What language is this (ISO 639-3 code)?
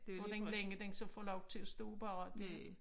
dan